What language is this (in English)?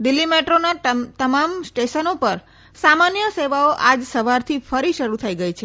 Gujarati